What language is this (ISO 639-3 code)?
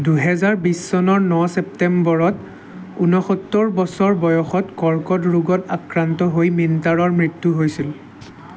asm